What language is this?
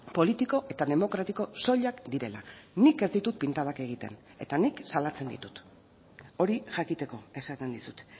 Basque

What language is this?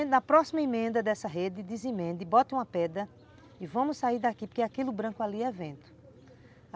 Portuguese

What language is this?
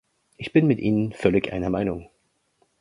German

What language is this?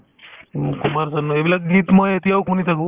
Assamese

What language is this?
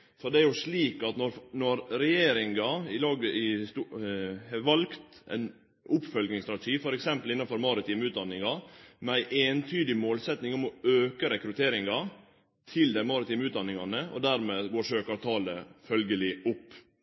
Norwegian Nynorsk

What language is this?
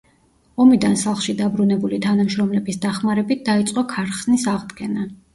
Georgian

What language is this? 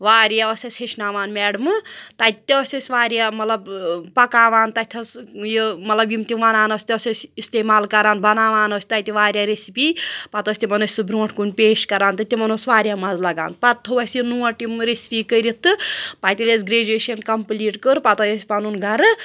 Kashmiri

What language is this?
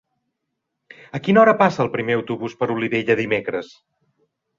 Catalan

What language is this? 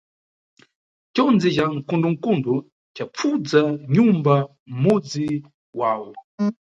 Nyungwe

